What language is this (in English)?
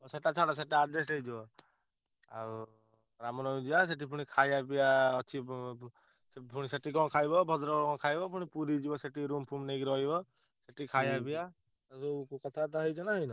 Odia